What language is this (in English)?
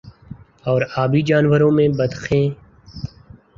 Urdu